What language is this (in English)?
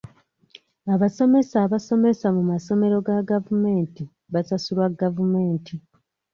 Ganda